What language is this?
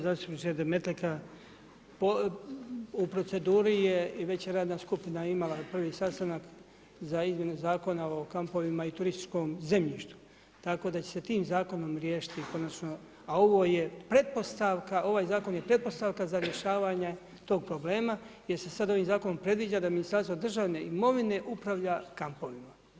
Croatian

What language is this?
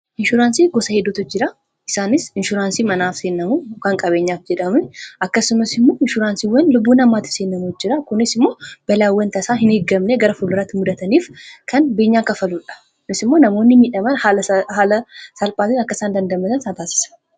Oromo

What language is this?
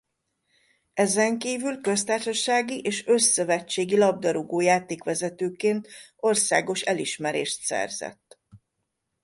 Hungarian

